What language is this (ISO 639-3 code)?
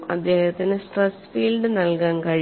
mal